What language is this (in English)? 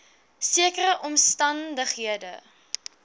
Afrikaans